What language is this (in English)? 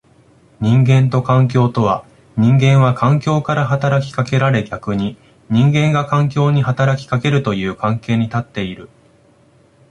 Japanese